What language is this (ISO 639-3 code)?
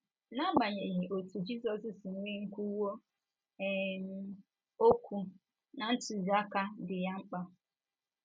ibo